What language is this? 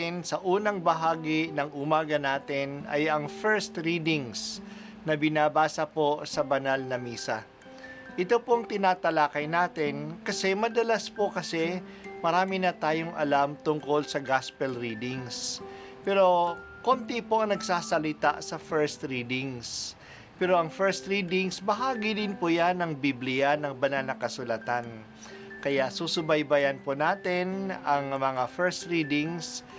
Filipino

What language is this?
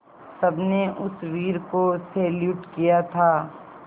Hindi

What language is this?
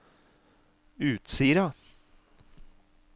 Norwegian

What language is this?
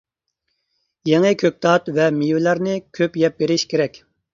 Uyghur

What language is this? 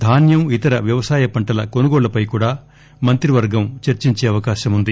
Telugu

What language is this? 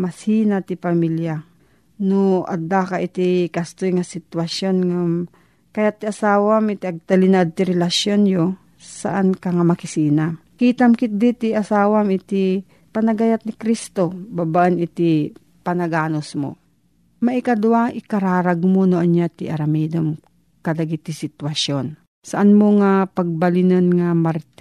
Filipino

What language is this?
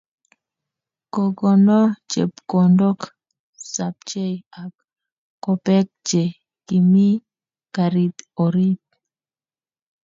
Kalenjin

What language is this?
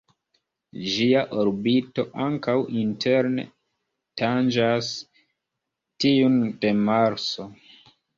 Esperanto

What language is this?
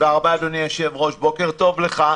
Hebrew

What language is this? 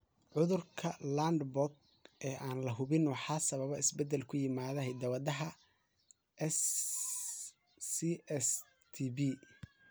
Somali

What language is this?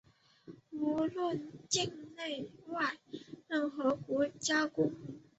Chinese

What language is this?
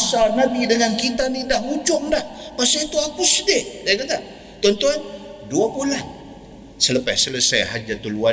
Malay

